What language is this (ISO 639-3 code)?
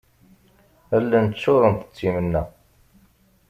kab